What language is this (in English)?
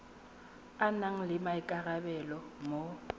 Tswana